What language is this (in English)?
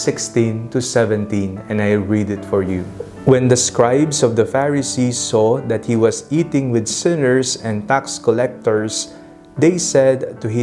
Filipino